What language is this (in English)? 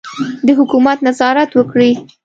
Pashto